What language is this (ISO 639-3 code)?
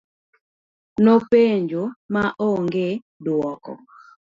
luo